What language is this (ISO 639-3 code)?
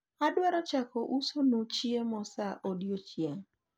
luo